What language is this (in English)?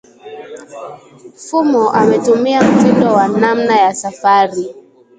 Swahili